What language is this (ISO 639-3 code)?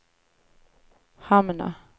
swe